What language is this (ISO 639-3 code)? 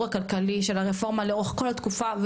heb